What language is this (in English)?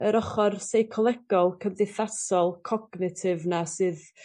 Welsh